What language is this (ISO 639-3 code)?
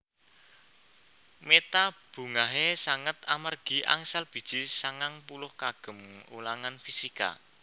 jav